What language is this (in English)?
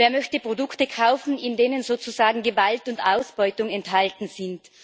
German